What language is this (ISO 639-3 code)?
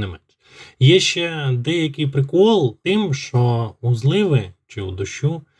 ukr